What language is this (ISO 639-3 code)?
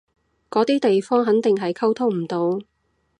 yue